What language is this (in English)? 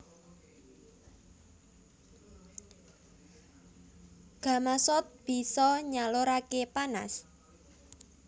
Javanese